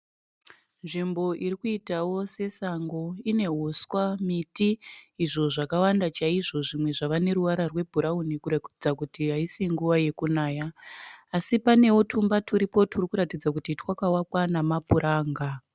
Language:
Shona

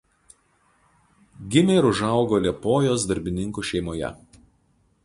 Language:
Lithuanian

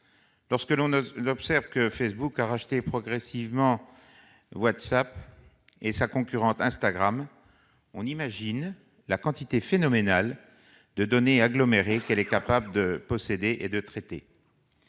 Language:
French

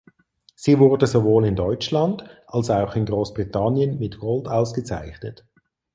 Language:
German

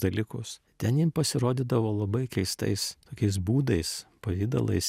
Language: Lithuanian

